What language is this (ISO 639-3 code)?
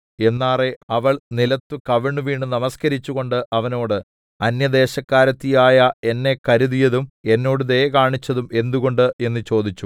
mal